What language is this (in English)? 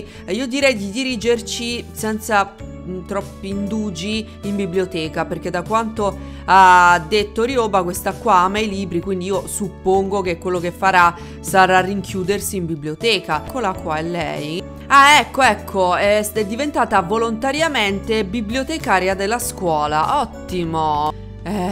Italian